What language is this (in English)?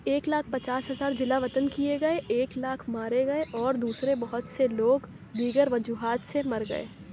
Urdu